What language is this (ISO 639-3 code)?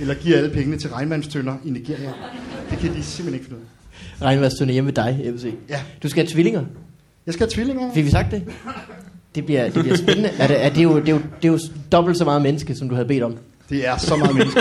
dan